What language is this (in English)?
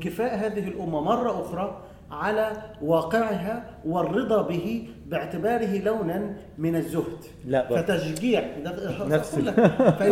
Arabic